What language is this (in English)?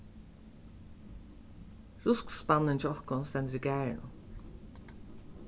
Faroese